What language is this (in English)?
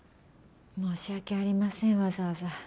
Japanese